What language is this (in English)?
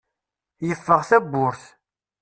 Kabyle